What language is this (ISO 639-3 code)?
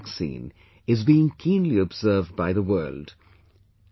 eng